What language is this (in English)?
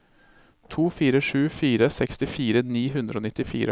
Norwegian